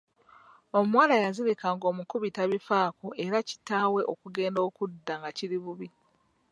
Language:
Ganda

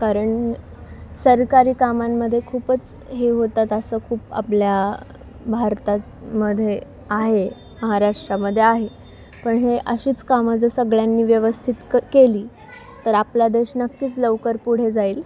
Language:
Marathi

